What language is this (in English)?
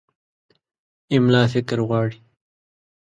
Pashto